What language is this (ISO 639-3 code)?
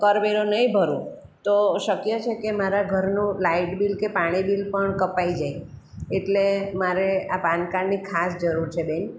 guj